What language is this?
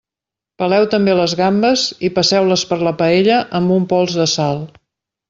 Catalan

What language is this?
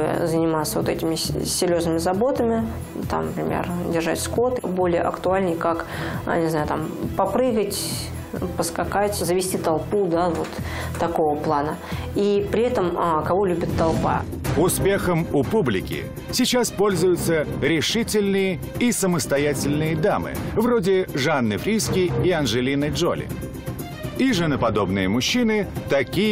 Russian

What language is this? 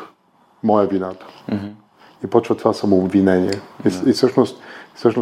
Bulgarian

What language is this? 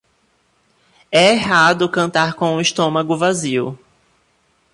Portuguese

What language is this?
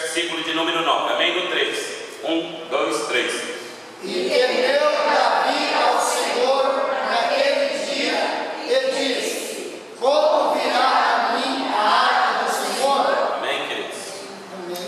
Portuguese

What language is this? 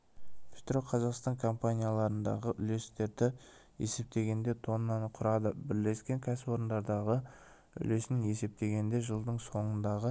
Kazakh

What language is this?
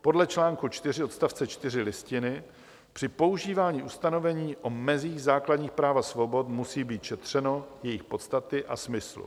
Czech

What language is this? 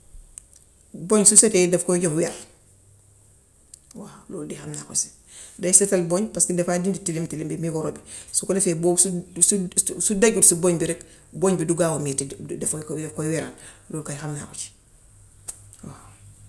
Gambian Wolof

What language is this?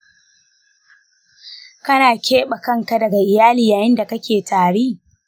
Hausa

